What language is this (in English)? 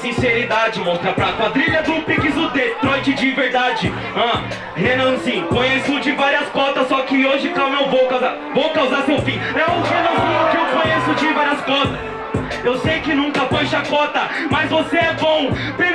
Portuguese